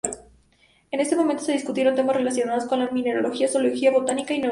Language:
Spanish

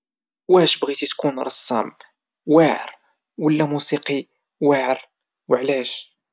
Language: Moroccan Arabic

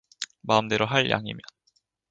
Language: Korean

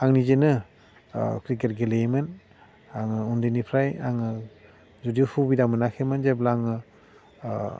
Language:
Bodo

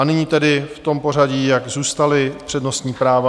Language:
Czech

